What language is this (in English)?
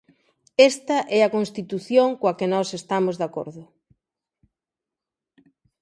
Galician